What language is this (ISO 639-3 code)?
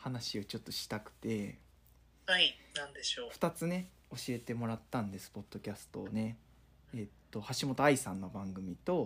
jpn